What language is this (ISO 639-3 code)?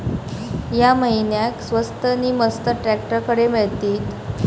mar